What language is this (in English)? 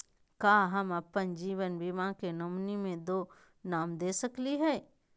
Magahi